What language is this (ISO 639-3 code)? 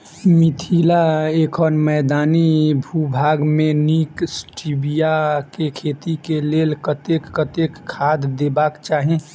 mai